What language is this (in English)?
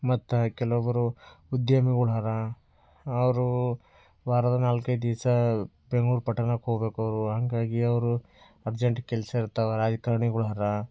Kannada